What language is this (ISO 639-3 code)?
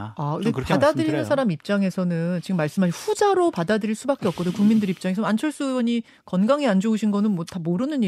kor